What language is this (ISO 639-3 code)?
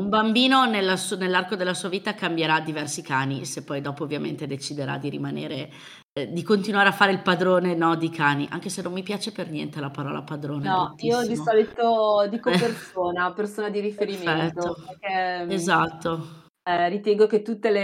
ita